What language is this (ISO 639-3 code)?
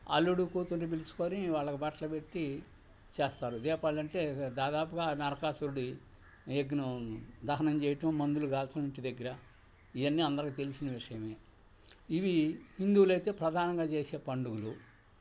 tel